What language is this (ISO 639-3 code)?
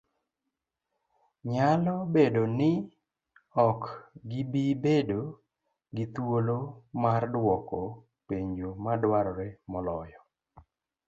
luo